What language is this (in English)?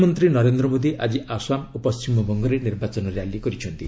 Odia